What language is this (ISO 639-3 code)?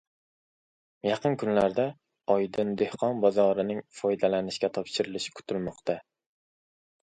uzb